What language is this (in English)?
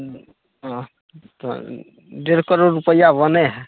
Maithili